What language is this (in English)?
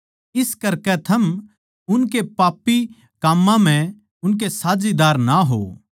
Haryanvi